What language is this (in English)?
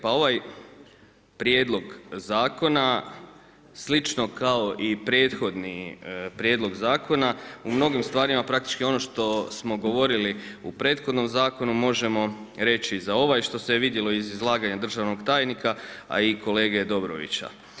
Croatian